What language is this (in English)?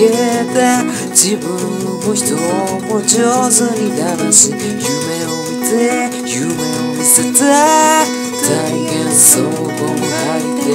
Greek